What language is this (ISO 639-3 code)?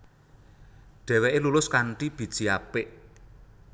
jav